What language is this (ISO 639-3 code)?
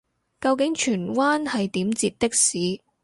yue